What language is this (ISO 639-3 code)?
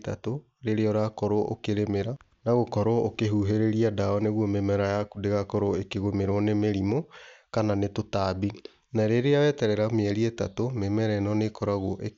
kik